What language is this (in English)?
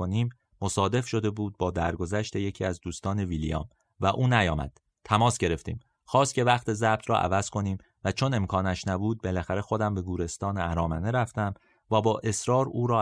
Persian